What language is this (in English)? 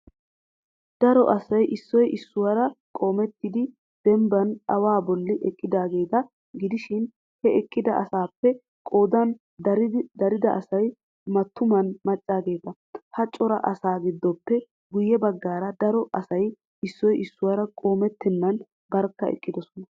Wolaytta